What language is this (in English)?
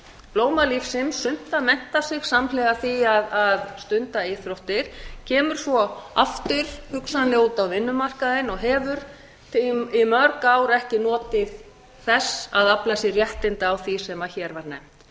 Icelandic